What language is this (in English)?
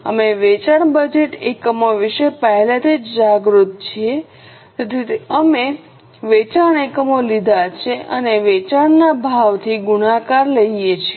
Gujarati